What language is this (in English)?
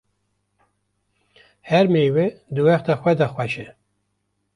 Kurdish